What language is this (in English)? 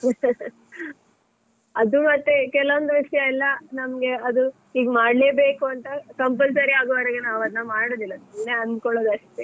Kannada